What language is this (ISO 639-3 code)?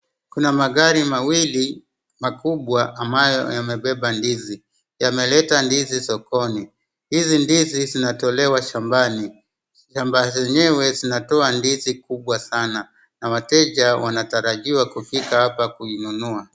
swa